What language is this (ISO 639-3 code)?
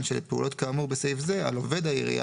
heb